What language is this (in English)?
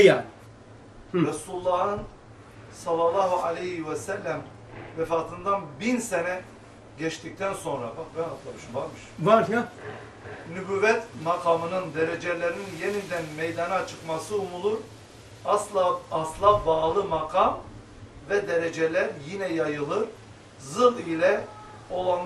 Turkish